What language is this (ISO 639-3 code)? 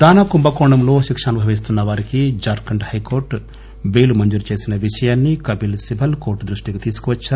tel